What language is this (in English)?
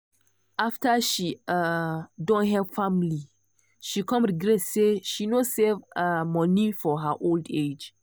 Nigerian Pidgin